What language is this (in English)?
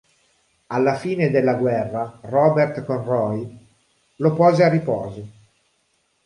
Italian